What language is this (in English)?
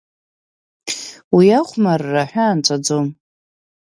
Abkhazian